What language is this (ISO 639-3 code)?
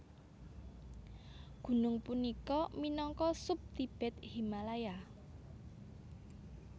jav